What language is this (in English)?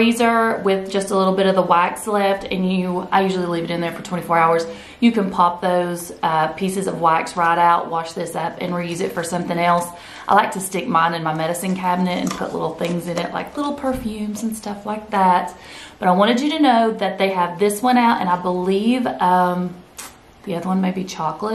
English